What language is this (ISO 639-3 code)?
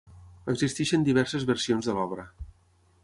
cat